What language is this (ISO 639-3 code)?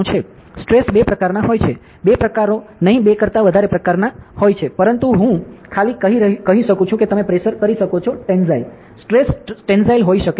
guj